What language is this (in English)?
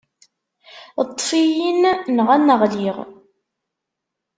Kabyle